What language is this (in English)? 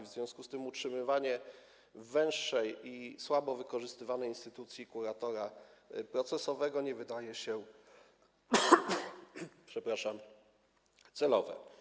Polish